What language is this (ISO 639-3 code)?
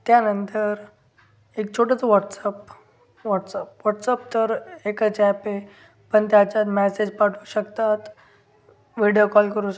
mar